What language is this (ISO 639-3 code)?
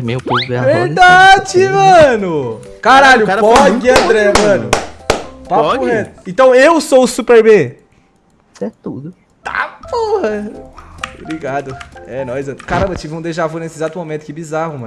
por